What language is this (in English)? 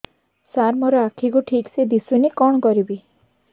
Odia